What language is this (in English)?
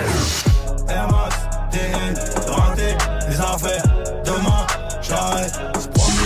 French